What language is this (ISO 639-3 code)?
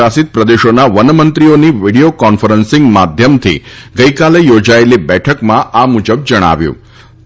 guj